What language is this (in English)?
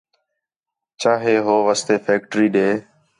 Khetrani